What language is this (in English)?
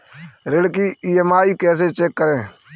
Hindi